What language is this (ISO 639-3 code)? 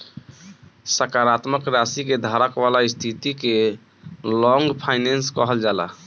bho